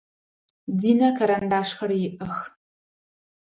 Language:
Adyghe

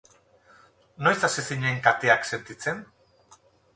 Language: Basque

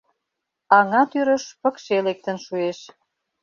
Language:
Mari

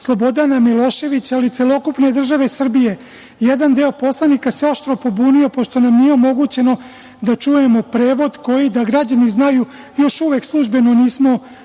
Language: Serbian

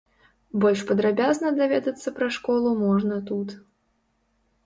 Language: Belarusian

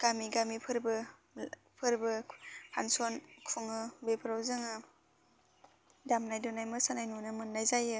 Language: Bodo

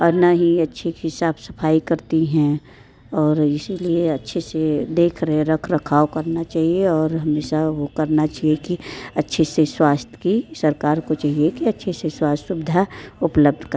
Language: Hindi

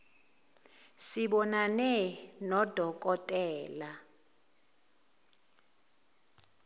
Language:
Zulu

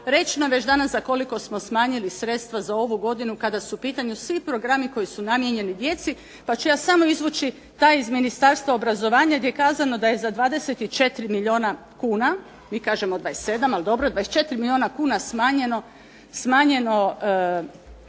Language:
Croatian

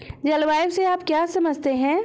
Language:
Hindi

